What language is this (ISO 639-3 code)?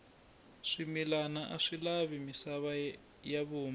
tso